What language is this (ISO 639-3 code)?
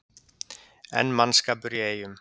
isl